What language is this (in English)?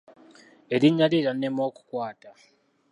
Ganda